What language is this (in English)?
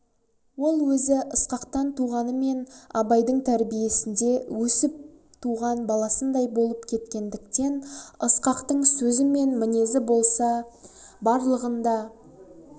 Kazakh